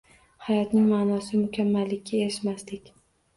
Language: Uzbek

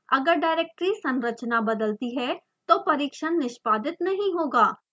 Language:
Hindi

